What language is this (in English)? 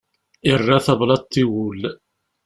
Kabyle